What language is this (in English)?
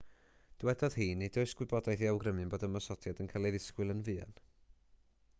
Welsh